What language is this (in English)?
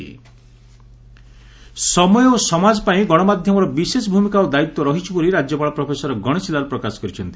Odia